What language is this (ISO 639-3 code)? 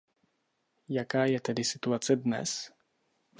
ces